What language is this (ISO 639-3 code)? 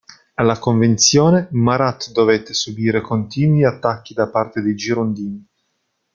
ita